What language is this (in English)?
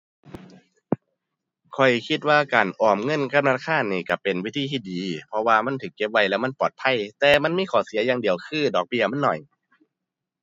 Thai